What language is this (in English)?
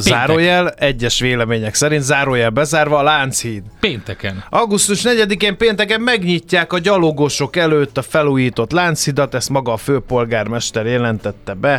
Hungarian